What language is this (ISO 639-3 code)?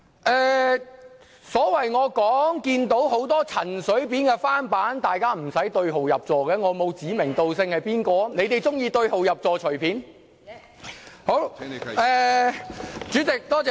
yue